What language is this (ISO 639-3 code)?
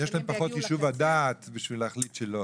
heb